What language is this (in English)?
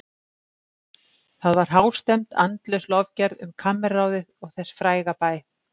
Icelandic